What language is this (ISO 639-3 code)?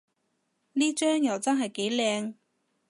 yue